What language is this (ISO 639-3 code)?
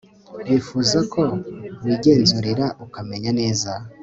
kin